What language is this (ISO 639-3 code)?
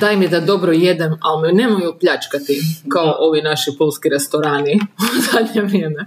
hrv